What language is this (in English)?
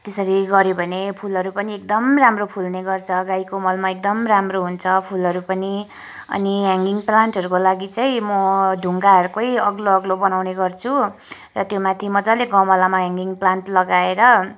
Nepali